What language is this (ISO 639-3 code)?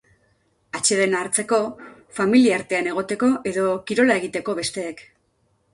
eus